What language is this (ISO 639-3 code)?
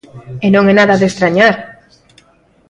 glg